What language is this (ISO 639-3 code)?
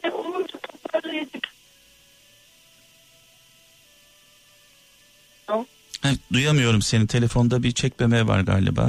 tur